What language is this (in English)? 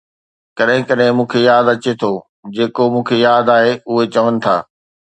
Sindhi